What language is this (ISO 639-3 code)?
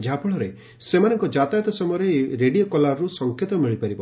ori